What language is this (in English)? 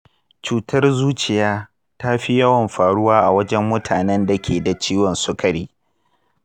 Hausa